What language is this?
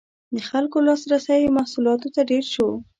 Pashto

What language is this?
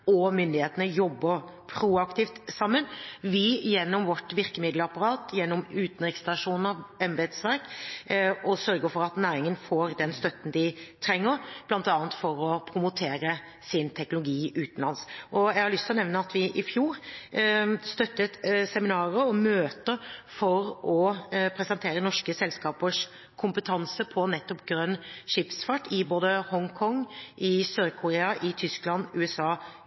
Norwegian Bokmål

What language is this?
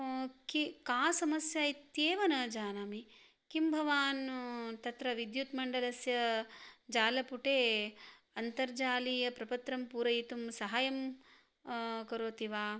Sanskrit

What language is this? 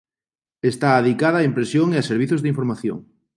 Galician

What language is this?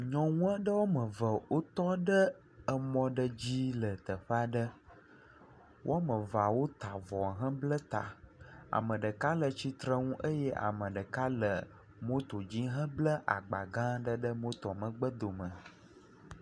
Ewe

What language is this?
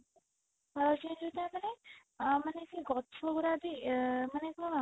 Odia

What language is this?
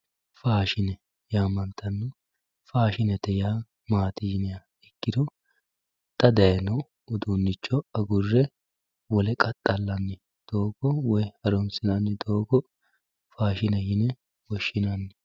Sidamo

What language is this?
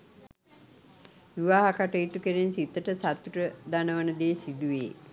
Sinhala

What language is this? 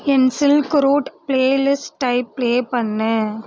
Tamil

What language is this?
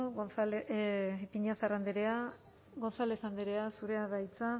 Basque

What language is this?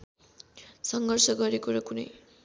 Nepali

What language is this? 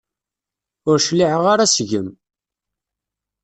Kabyle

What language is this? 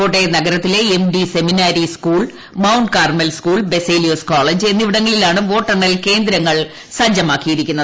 Malayalam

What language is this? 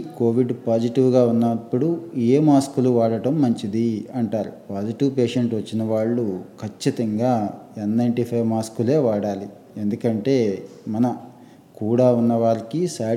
Telugu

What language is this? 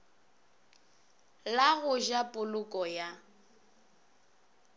Northern Sotho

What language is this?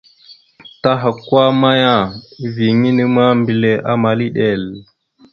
Mada (Cameroon)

